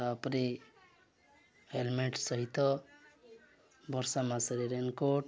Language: Odia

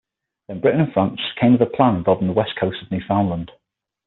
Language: English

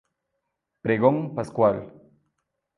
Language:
Spanish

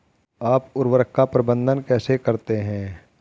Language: Hindi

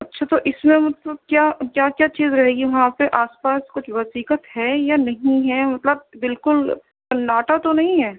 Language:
Urdu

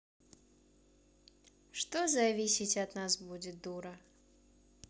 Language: Russian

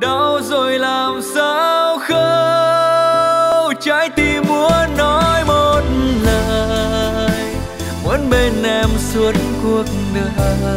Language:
Vietnamese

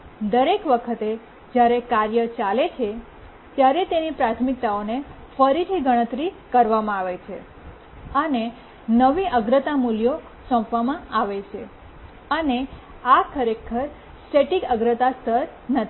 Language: Gujarati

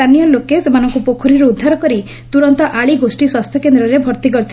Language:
Odia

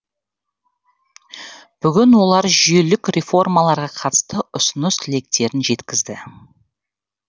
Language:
Kazakh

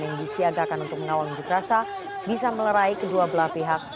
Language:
Indonesian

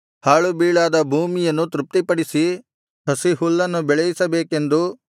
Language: Kannada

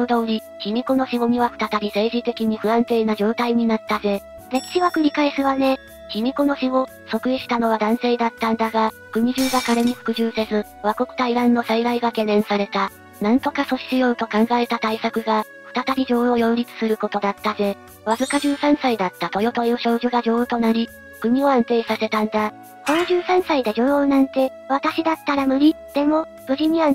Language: Japanese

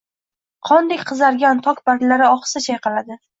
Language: Uzbek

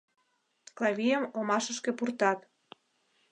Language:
Mari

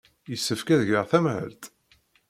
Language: Kabyle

